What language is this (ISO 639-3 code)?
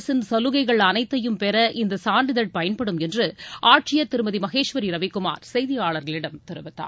tam